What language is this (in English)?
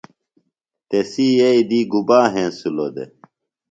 Phalura